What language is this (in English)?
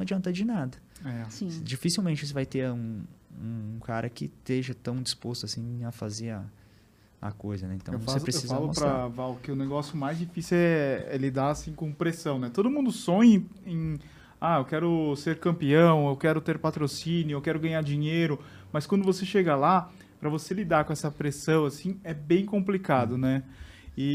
Portuguese